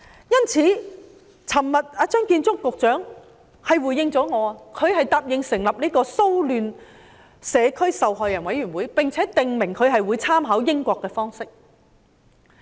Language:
Cantonese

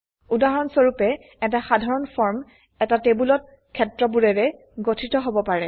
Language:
Assamese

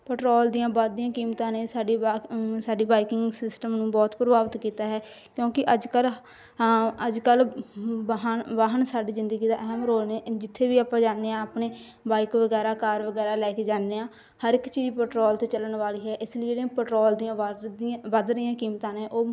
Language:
Punjabi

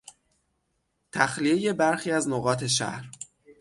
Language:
Persian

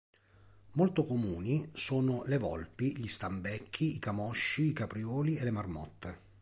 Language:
Italian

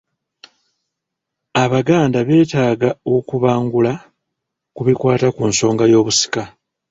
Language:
Ganda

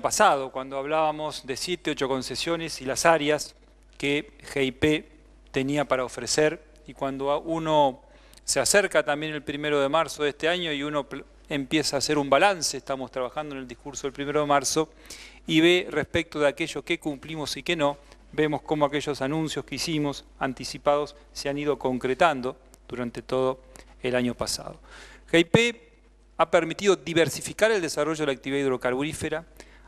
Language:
Spanish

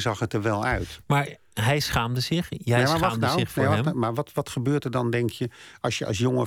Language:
Dutch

